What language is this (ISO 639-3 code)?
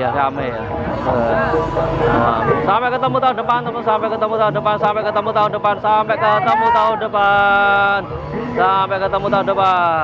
ind